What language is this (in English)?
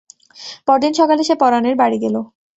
Bangla